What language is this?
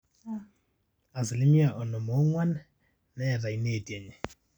Masai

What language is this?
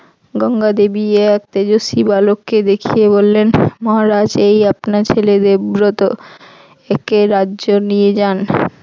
Bangla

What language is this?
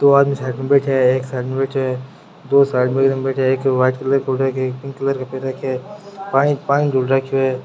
Rajasthani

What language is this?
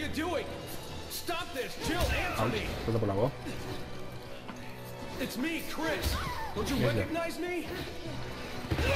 Polish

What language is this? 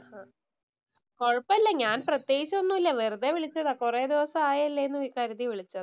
Malayalam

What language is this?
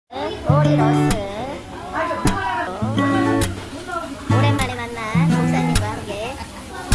Korean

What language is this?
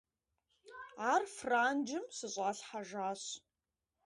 Kabardian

